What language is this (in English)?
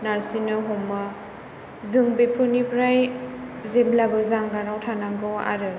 Bodo